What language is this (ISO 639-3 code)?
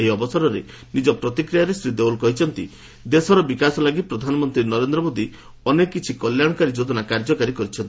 ori